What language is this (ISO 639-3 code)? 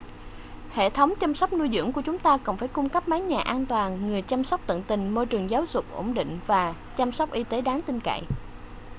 vie